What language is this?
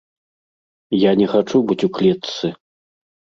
Belarusian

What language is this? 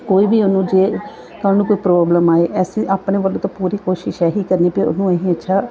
Punjabi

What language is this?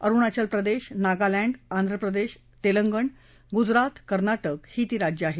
Marathi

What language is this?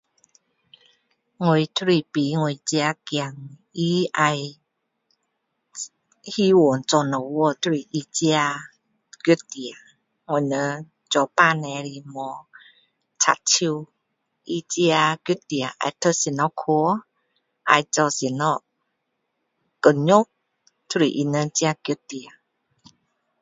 Min Dong Chinese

